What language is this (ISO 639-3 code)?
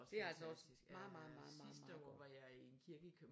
dan